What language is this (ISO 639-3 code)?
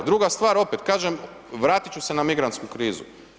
hrv